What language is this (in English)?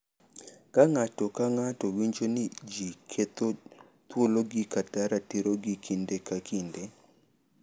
Luo (Kenya and Tanzania)